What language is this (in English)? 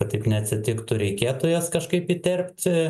Lithuanian